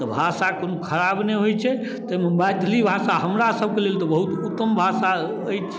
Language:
Maithili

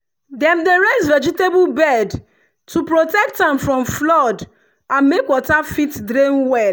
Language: Nigerian Pidgin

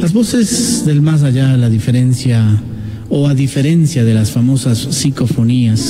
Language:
Spanish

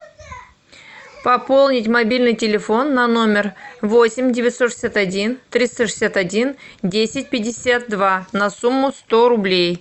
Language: Russian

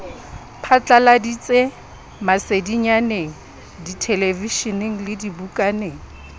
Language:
Southern Sotho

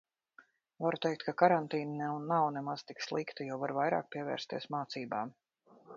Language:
Latvian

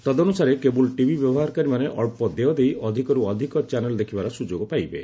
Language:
Odia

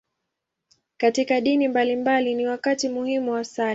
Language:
Swahili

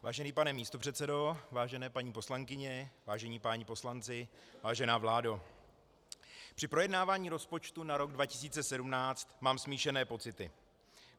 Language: Czech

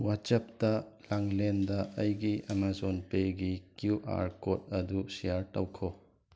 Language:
Manipuri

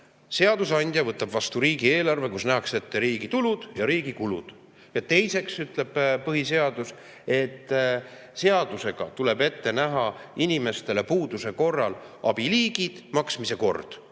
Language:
Estonian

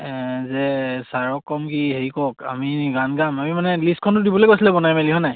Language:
Assamese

